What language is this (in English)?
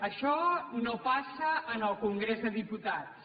Catalan